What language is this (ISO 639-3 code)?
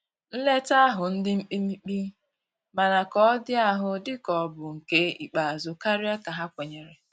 ibo